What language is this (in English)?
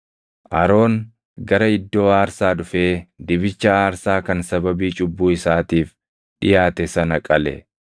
Oromo